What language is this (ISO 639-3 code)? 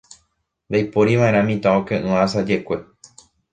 grn